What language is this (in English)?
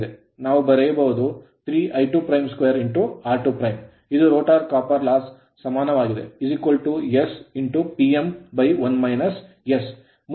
Kannada